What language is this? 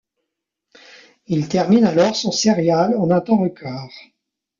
French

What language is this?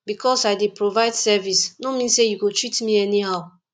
Nigerian Pidgin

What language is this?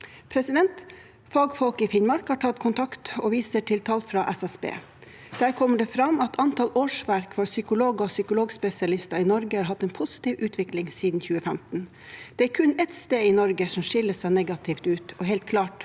Norwegian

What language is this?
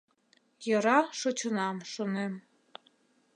Mari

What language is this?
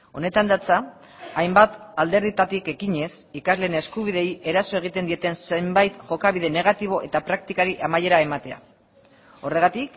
Basque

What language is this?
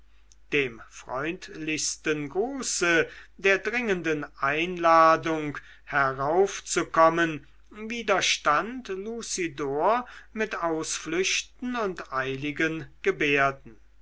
German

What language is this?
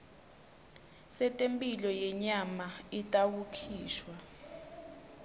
Swati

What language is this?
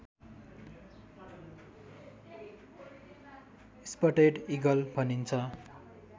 Nepali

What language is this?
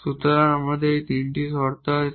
Bangla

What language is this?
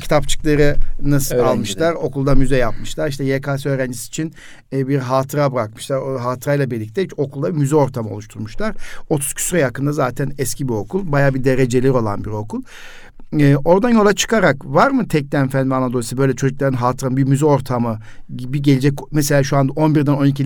Turkish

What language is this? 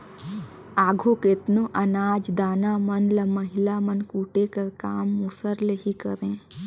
Chhattisgarhi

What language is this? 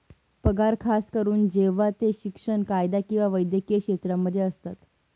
Marathi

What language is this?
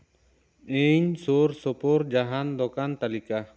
Santali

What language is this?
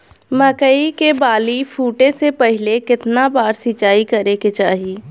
Bhojpuri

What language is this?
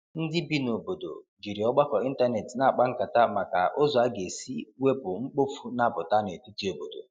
Igbo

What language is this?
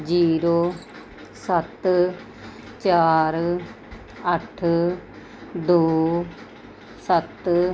Punjabi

